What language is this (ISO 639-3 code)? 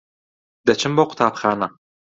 ckb